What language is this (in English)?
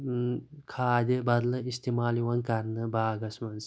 Kashmiri